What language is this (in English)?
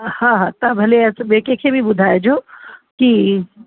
Sindhi